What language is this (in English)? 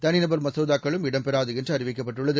Tamil